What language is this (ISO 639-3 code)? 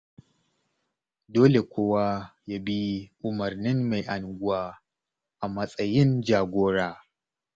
hau